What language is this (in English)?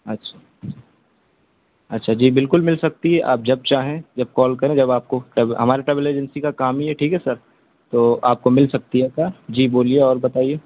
Urdu